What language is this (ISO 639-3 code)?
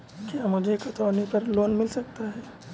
hin